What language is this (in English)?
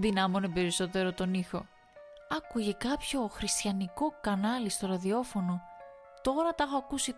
Greek